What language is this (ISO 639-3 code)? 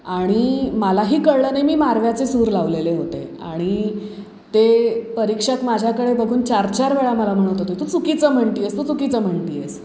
mar